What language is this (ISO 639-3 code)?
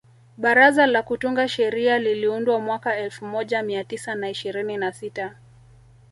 swa